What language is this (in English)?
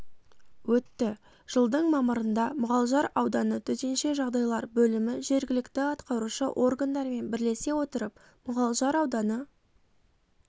Kazakh